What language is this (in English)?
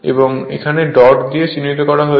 Bangla